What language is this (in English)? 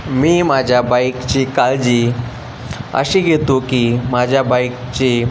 Marathi